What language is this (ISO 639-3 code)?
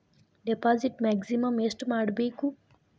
kan